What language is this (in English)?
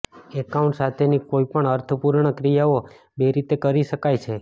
Gujarati